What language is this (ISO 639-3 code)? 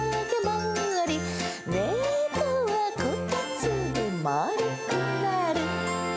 jpn